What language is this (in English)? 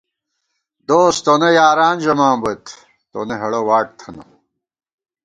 Gawar-Bati